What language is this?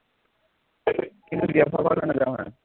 Assamese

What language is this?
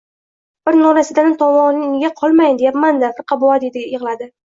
Uzbek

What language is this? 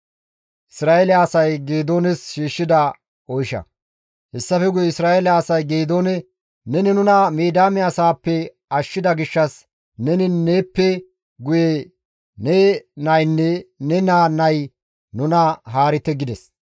Gamo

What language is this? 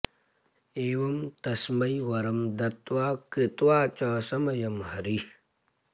Sanskrit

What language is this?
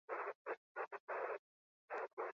Basque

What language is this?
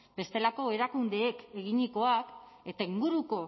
Basque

